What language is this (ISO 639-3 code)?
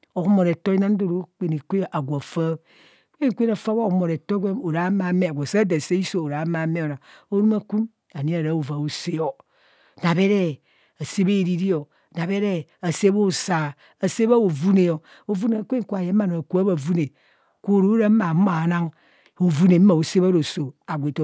bcs